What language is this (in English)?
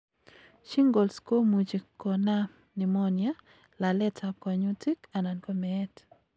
Kalenjin